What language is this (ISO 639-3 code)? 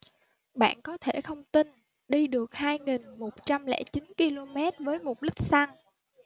vie